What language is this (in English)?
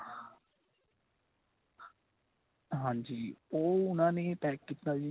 Punjabi